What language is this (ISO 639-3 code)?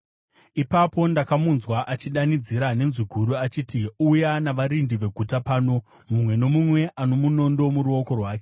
sna